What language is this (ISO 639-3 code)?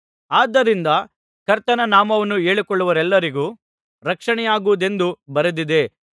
kan